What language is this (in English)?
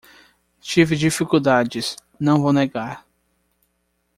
Portuguese